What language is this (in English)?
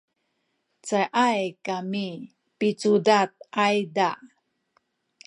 Sakizaya